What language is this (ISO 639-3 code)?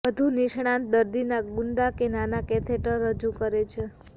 guj